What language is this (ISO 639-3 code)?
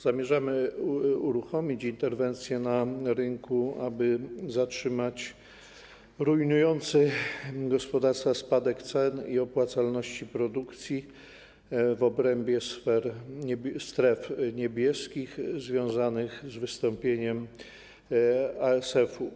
pol